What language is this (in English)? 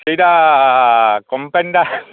Odia